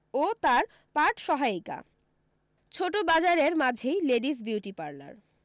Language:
Bangla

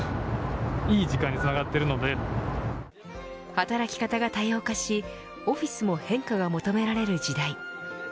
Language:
Japanese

